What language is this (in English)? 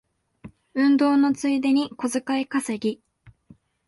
Japanese